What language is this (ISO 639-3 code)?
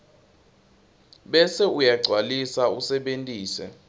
ssw